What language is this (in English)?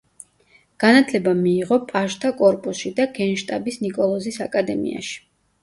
Georgian